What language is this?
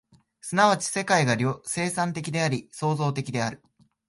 Japanese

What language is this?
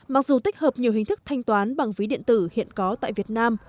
Vietnamese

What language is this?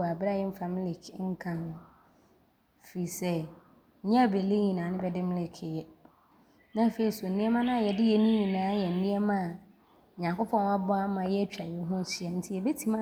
Abron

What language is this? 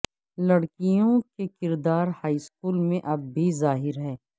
Urdu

